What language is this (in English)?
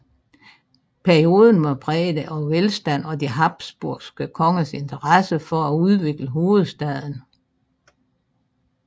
Danish